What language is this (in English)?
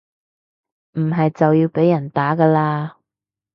Cantonese